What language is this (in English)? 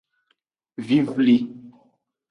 Aja (Benin)